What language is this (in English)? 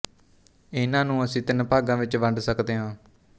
Punjabi